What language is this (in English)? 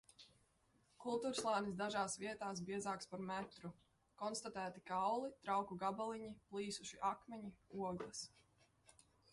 Latvian